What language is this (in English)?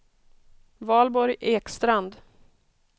Swedish